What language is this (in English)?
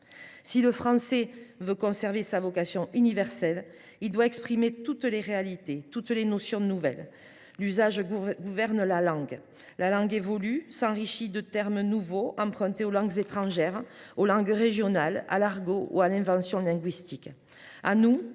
French